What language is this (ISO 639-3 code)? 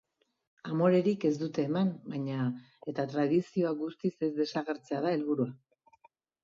eus